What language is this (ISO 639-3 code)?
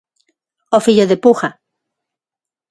glg